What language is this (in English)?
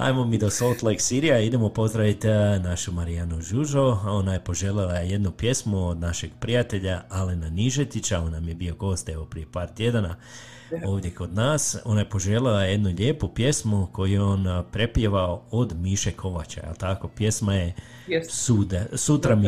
Croatian